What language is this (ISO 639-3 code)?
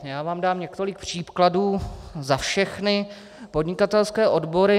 ces